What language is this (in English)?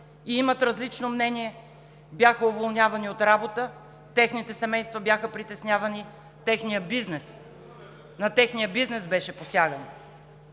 Bulgarian